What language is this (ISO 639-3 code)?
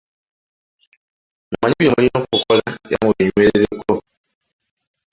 lug